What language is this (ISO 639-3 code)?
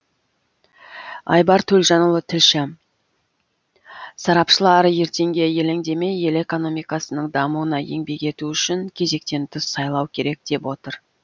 kaz